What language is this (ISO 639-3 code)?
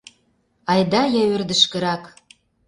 chm